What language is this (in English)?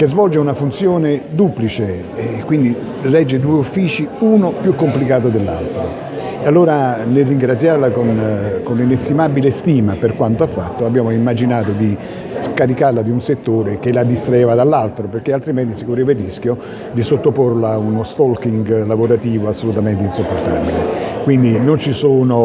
Italian